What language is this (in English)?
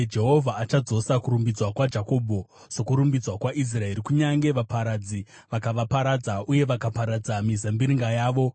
Shona